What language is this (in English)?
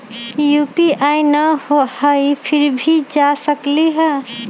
Magahi